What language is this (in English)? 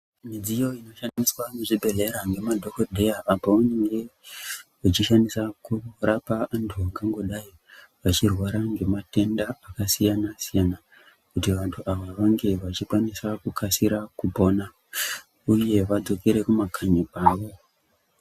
Ndau